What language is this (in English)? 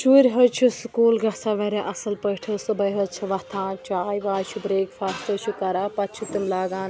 Kashmiri